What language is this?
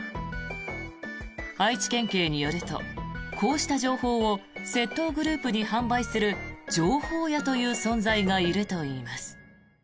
Japanese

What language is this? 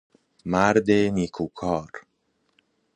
Persian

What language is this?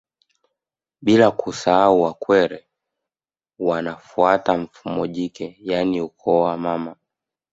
Swahili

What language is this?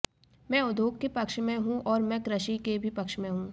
Hindi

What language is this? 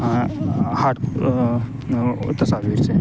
Urdu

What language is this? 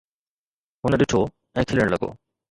Sindhi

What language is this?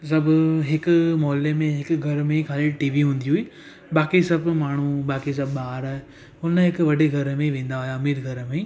Sindhi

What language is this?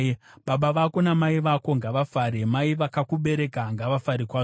Shona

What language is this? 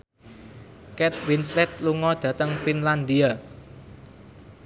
Javanese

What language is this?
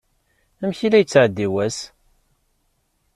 Kabyle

